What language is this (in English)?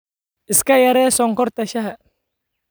Somali